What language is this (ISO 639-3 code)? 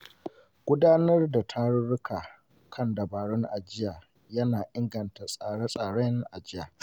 hau